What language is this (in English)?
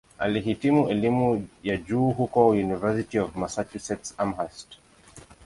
Swahili